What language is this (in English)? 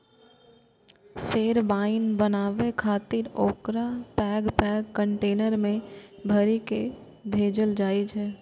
Maithili